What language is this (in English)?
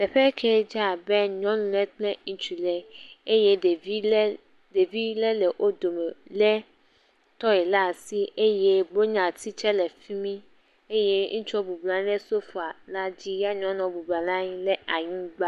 Ewe